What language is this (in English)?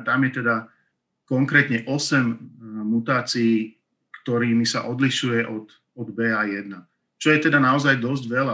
Slovak